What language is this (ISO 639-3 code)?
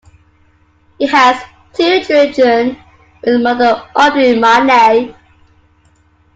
eng